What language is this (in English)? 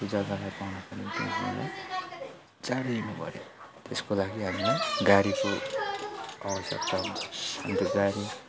Nepali